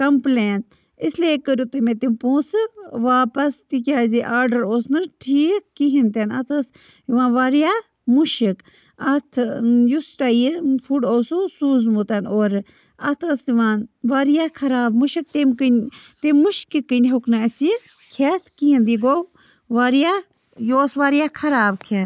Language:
Kashmiri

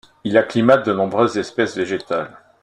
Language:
French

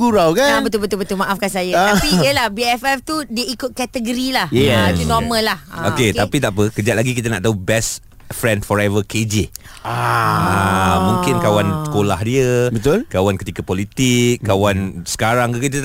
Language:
Malay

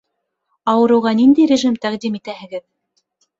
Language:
Bashkir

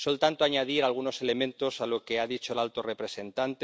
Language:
Spanish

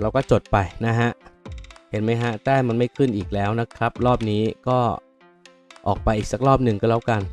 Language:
Thai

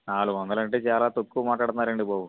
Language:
Telugu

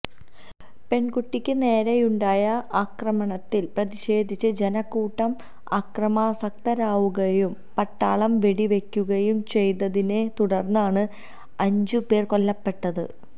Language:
Malayalam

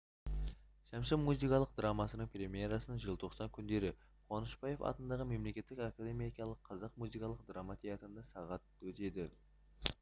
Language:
Kazakh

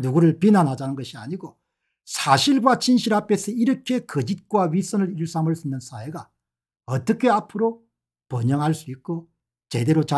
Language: Korean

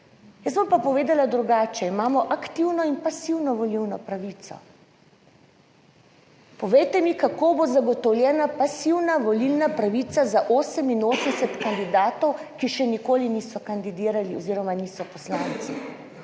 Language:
Slovenian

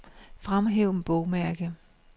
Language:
Danish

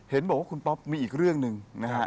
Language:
Thai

